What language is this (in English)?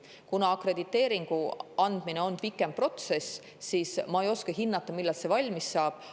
Estonian